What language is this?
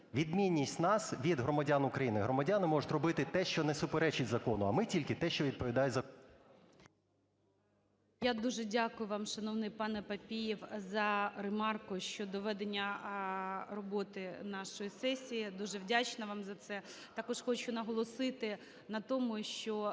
Ukrainian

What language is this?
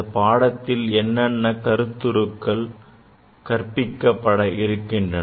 Tamil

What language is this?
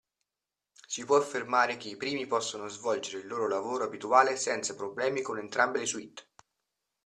Italian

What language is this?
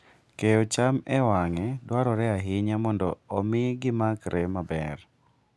Luo (Kenya and Tanzania)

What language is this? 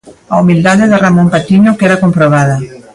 Galician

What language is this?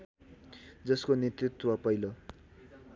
Nepali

